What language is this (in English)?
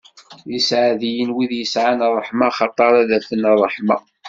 Kabyle